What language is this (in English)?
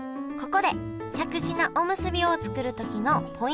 Japanese